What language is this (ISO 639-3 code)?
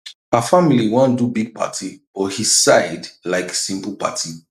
pcm